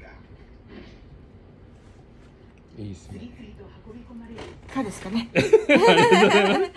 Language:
Japanese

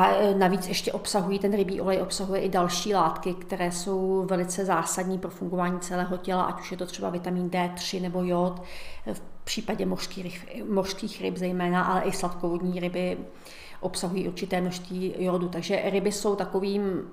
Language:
Czech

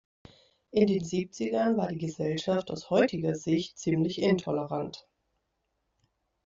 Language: German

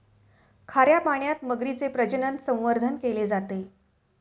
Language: Marathi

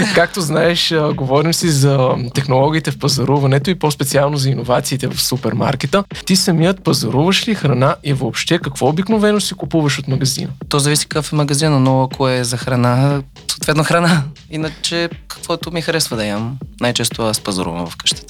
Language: Bulgarian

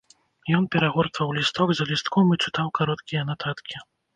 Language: Belarusian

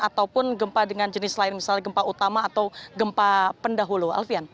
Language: Indonesian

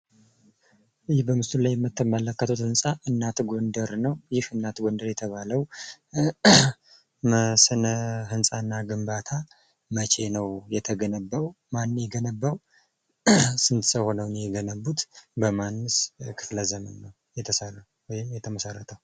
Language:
Amharic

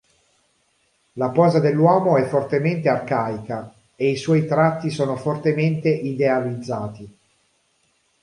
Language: Italian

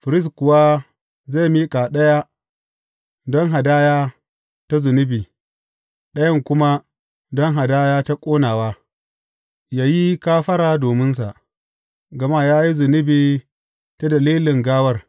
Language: Hausa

